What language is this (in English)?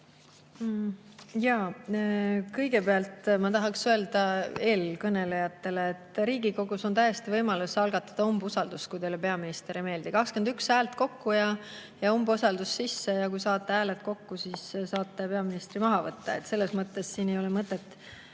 Estonian